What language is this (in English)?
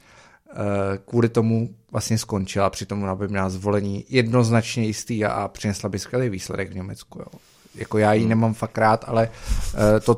Czech